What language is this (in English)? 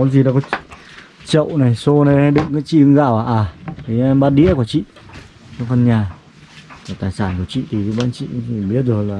Vietnamese